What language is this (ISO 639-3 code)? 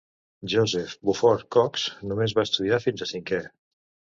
cat